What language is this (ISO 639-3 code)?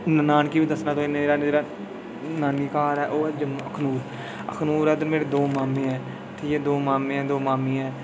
doi